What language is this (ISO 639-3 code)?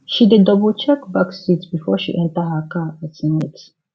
pcm